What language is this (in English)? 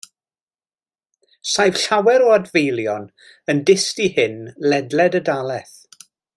Welsh